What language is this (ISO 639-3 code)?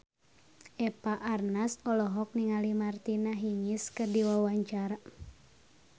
sun